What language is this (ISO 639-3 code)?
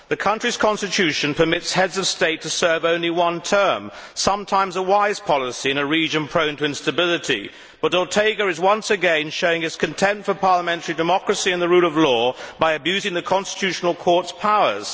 eng